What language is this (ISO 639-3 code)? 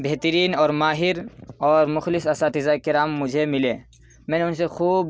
urd